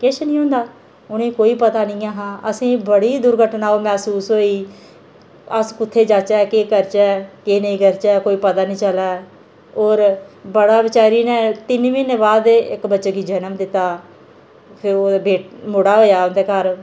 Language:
Dogri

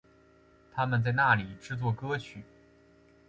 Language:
Chinese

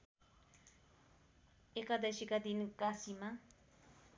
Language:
Nepali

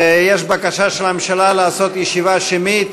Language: Hebrew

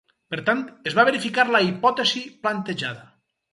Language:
Catalan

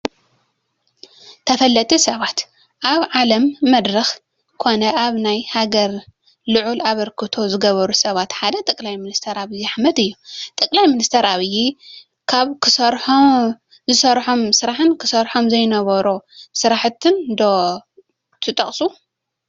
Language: Tigrinya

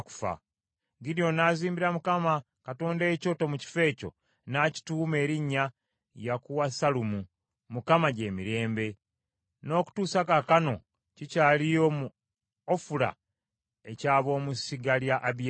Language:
Ganda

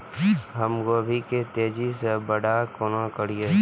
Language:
Maithili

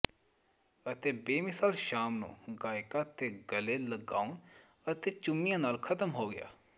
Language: Punjabi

